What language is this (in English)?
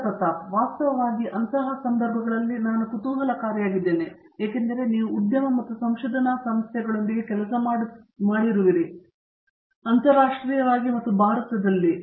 Kannada